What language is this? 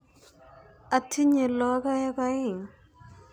Kalenjin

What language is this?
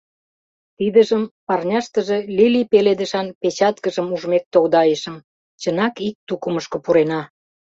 Mari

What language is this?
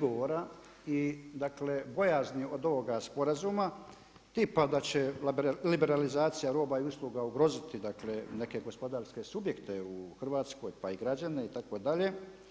Croatian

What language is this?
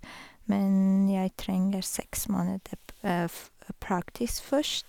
Norwegian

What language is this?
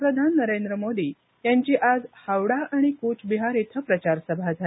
Marathi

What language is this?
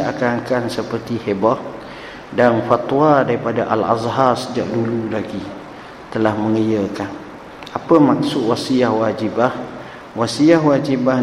Malay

